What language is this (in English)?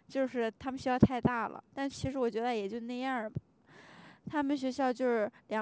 Chinese